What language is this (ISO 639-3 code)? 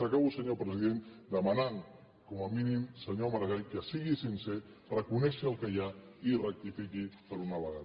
cat